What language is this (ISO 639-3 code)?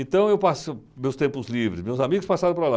por